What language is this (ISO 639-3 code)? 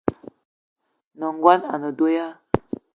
eto